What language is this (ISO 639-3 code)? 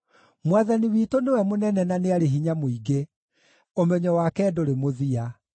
kik